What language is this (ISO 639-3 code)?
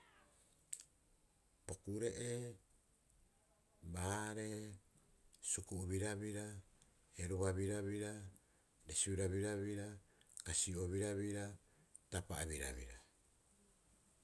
kyx